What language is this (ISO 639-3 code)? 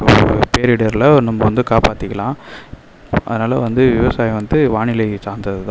tam